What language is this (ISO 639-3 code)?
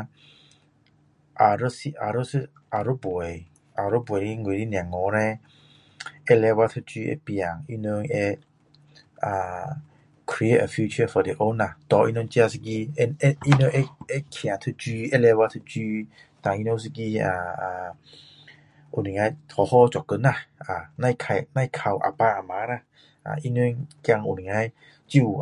cdo